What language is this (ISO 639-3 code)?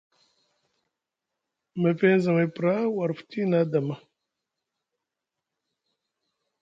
mug